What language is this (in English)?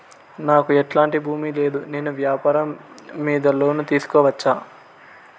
Telugu